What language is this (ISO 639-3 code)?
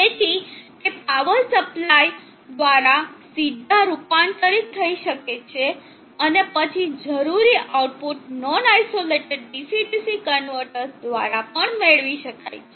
guj